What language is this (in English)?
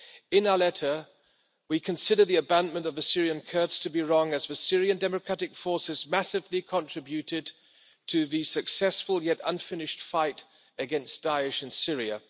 English